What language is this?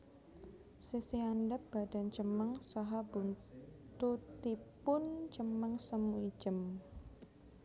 Javanese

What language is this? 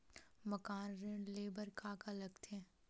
Chhattisgarhi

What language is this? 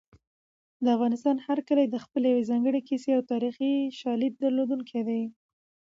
Pashto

